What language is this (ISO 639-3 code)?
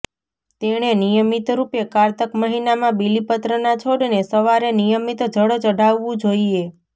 guj